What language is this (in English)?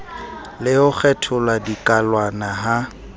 Southern Sotho